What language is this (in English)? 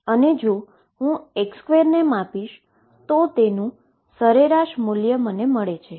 Gujarati